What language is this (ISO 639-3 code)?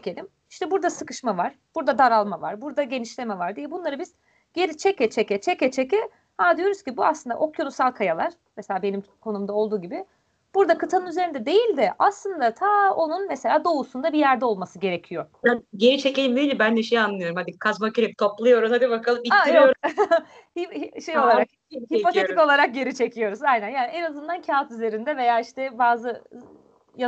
tur